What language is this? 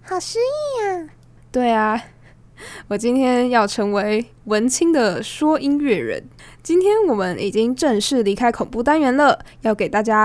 Chinese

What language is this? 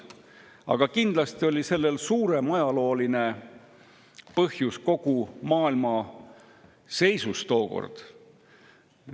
Estonian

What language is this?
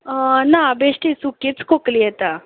Konkani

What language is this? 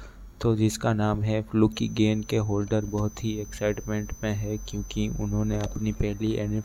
Hindi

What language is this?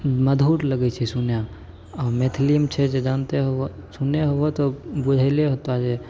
Maithili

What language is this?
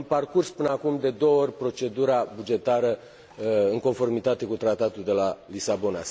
Romanian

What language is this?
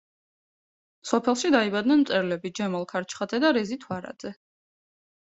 Georgian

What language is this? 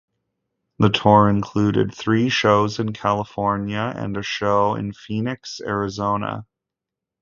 English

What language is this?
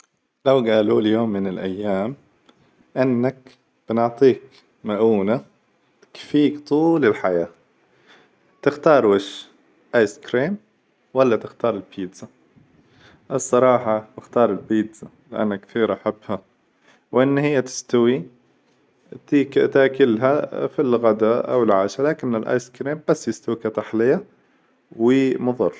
Hijazi Arabic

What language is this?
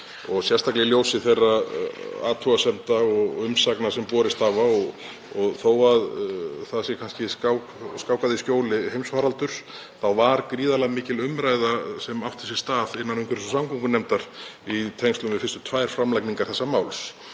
Icelandic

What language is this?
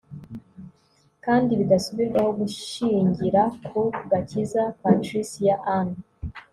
Kinyarwanda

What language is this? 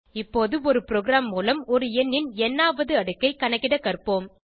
Tamil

